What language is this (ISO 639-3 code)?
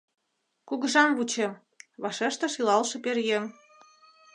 chm